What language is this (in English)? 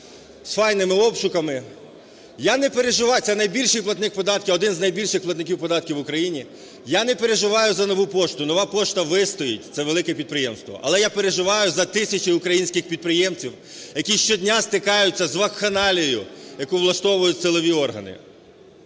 Ukrainian